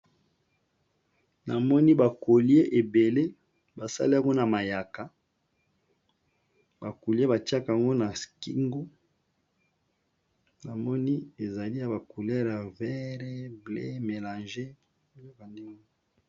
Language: Lingala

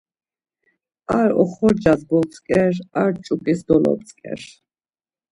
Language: Laz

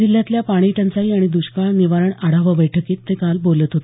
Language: Marathi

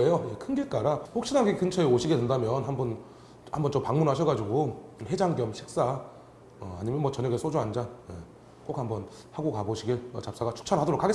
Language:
Korean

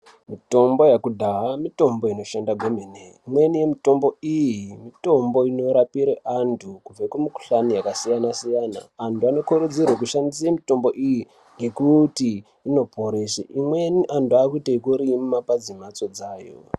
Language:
Ndau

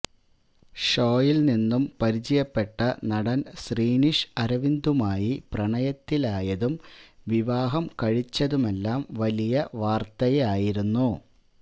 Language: Malayalam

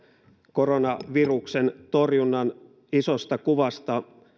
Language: Finnish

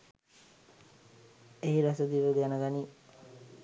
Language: Sinhala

